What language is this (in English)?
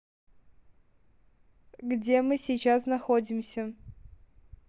Russian